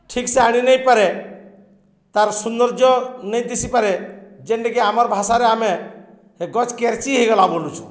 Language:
Odia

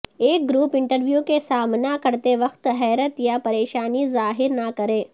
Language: Urdu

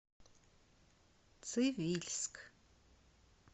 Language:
Russian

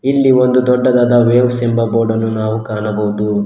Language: Kannada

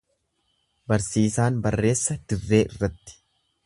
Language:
Oromo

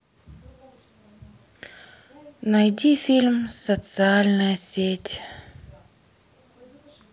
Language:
Russian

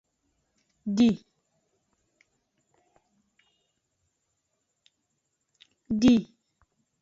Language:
Aja (Benin)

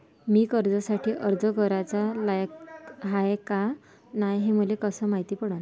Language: Marathi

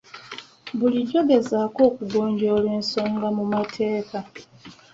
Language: Ganda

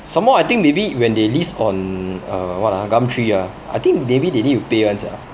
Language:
English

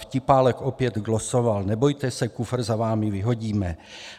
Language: Czech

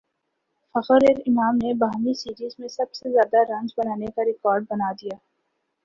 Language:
Urdu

